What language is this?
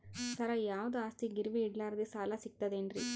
Kannada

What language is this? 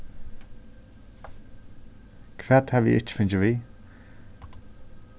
Faroese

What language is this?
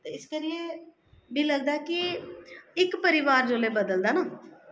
Dogri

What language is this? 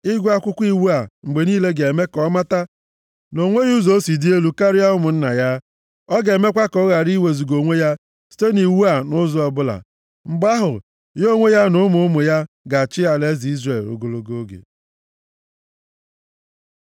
Igbo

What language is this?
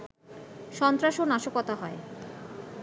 Bangla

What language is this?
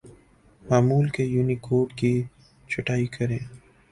Urdu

